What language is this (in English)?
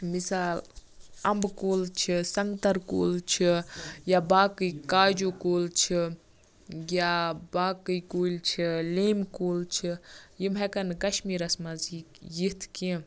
Kashmiri